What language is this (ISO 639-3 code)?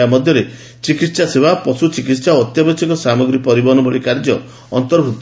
ori